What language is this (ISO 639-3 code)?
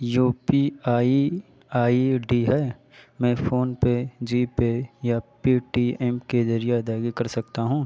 urd